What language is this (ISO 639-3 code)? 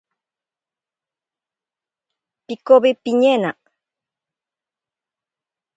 prq